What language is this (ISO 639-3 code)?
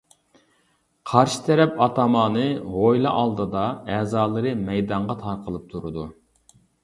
uig